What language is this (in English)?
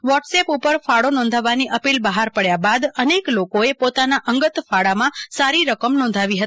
Gujarati